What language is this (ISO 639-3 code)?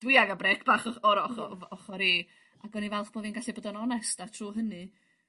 cym